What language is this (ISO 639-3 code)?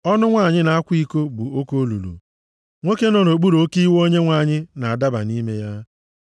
ibo